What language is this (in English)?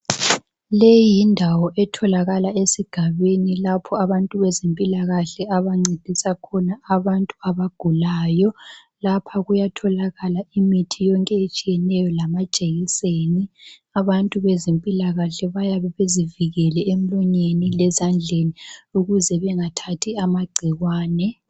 North Ndebele